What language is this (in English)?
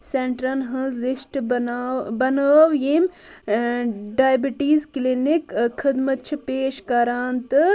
Kashmiri